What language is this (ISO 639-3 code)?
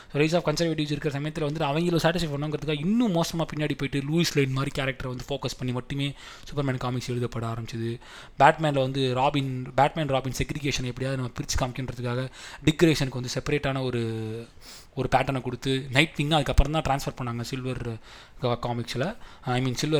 tam